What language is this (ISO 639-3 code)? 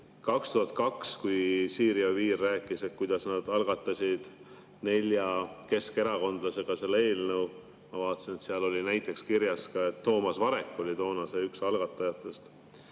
est